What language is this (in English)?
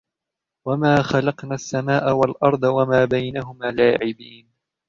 Arabic